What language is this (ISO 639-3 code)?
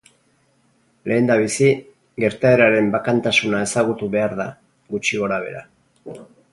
eus